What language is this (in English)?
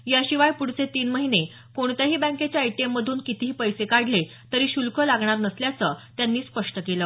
Marathi